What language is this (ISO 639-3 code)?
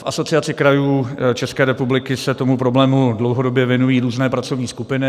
ces